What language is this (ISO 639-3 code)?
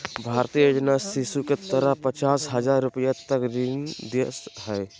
mag